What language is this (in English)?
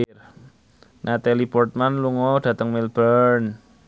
Javanese